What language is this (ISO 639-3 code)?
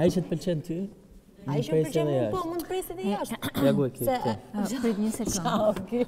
ron